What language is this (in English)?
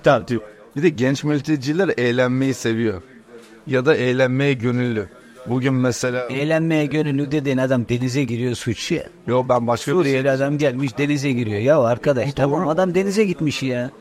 Turkish